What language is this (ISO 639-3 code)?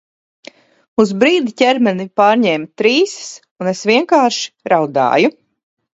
lav